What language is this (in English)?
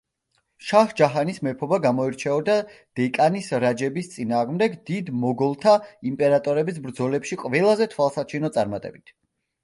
Georgian